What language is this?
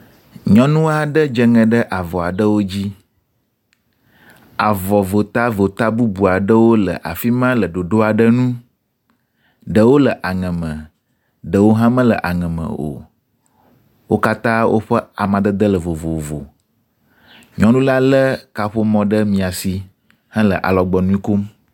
Ewe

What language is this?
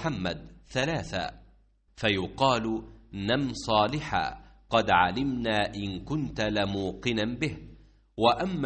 Arabic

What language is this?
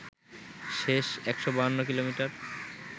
Bangla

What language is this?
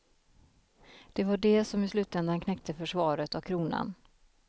Swedish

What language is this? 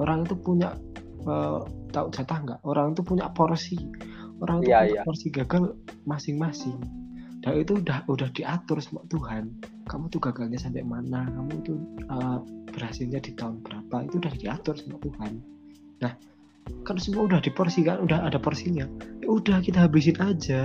Indonesian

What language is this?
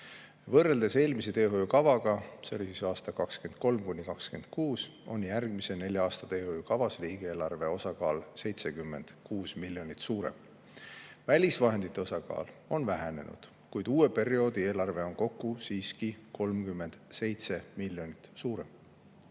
Estonian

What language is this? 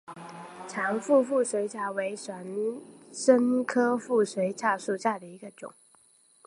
Chinese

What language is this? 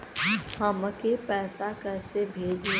Bhojpuri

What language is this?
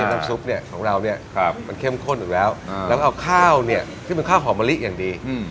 Thai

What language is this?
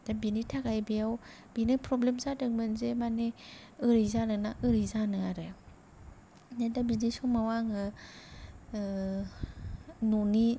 Bodo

